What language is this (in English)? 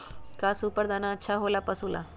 Magahi